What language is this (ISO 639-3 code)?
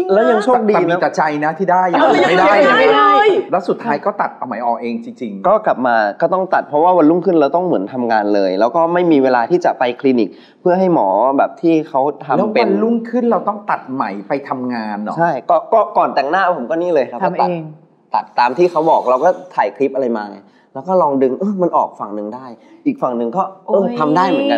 tha